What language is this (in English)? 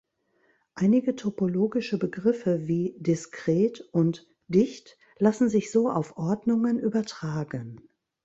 German